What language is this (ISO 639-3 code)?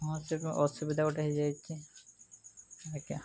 ori